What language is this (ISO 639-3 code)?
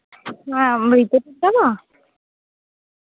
sat